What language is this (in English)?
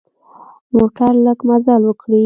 Pashto